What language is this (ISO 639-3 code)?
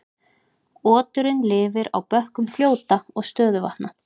isl